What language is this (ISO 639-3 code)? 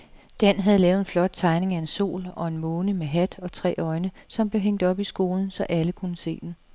dan